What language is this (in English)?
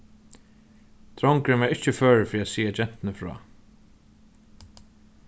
Faroese